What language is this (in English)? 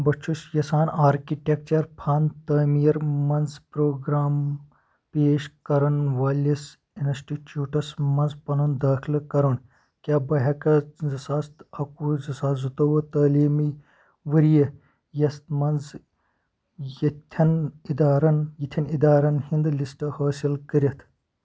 Kashmiri